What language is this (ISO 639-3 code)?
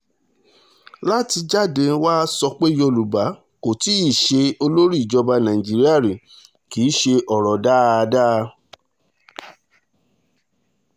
yor